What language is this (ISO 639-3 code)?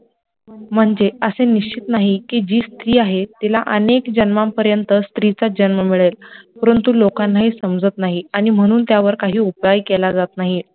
mar